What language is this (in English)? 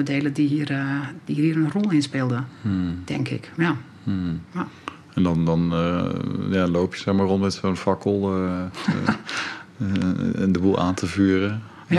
Dutch